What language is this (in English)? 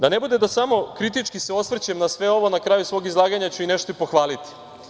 Serbian